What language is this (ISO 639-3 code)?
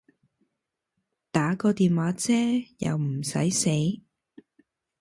yue